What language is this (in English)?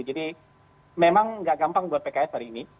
Indonesian